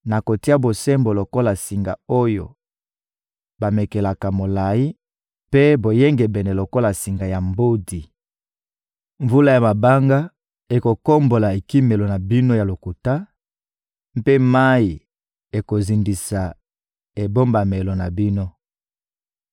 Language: Lingala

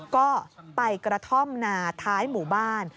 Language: Thai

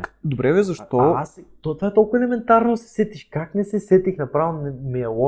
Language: Bulgarian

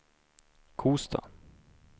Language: Swedish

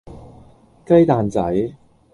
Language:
Cantonese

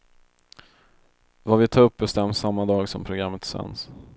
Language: Swedish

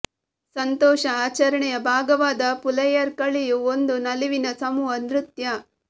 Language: Kannada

